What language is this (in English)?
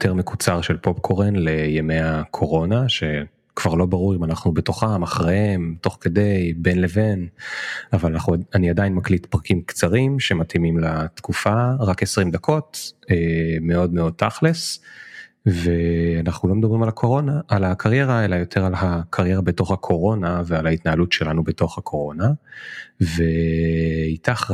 Hebrew